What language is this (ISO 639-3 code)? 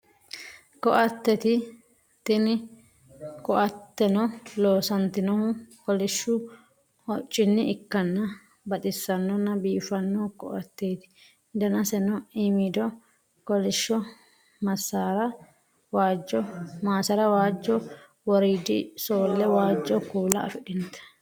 sid